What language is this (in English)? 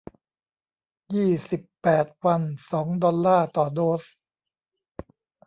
Thai